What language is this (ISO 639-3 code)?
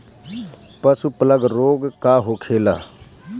bho